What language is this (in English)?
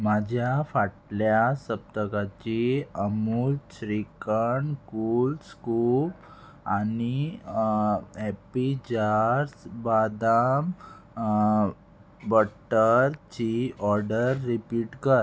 Konkani